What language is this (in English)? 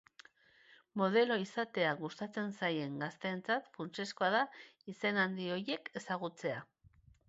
Basque